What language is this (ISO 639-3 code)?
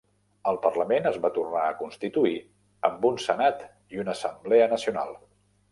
cat